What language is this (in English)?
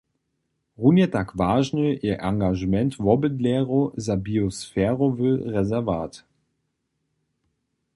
Upper Sorbian